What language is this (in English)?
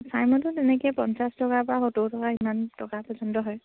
Assamese